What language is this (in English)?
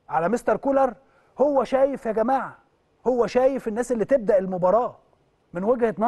Arabic